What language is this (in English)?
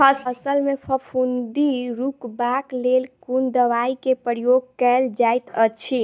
Maithili